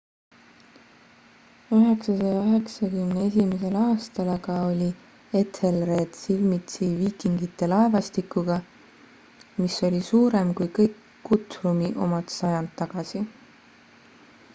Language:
Estonian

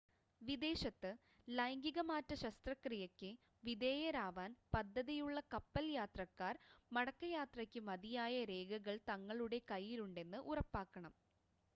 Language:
Malayalam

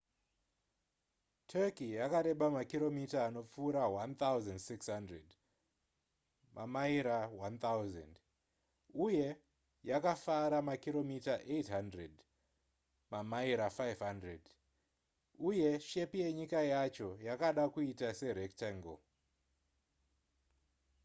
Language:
Shona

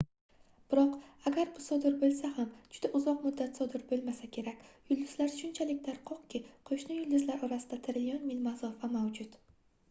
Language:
Uzbek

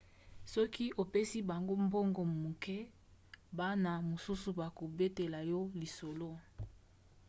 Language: Lingala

